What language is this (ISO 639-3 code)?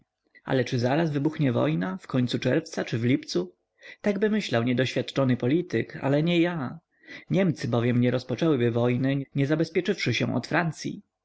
pol